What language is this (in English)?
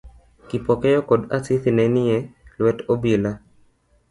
Luo (Kenya and Tanzania)